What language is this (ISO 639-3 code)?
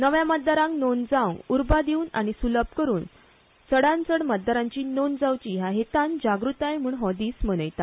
kok